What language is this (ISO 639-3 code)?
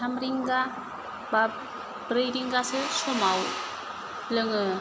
brx